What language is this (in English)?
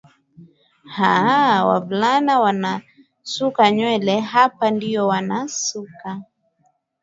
Swahili